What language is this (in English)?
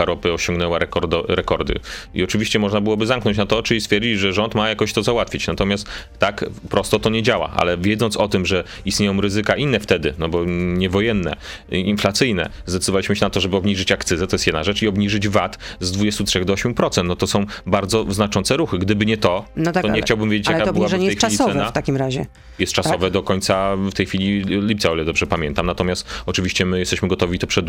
Polish